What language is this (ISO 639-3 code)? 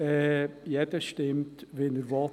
gsw